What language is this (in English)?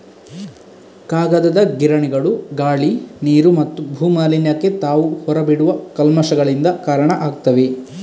Kannada